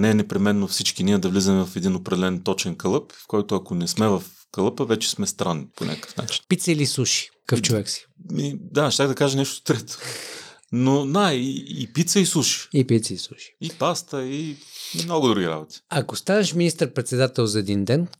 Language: Bulgarian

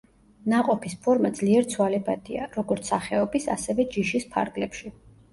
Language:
Georgian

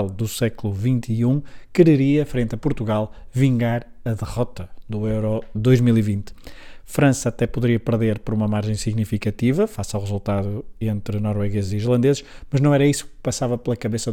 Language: Portuguese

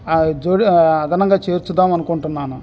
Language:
Telugu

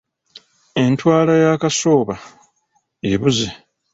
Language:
Ganda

